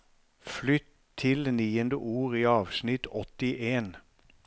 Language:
Norwegian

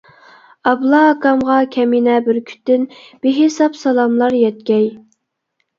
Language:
Uyghur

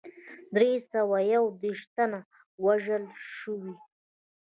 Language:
Pashto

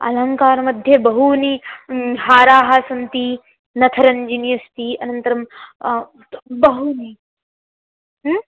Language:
Sanskrit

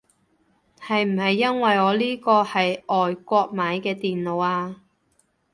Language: Cantonese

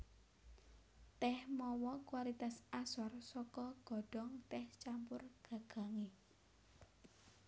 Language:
Javanese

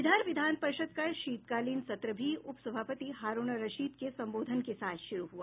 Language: Hindi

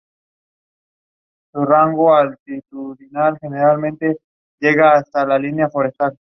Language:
Spanish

